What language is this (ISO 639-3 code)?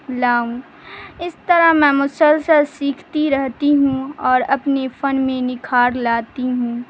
urd